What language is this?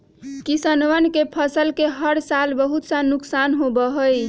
Magahi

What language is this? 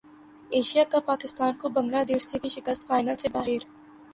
Urdu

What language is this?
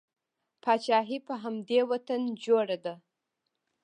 Pashto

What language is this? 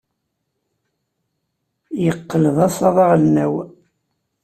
Kabyle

